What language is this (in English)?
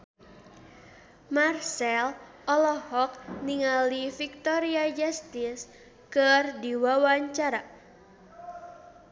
Sundanese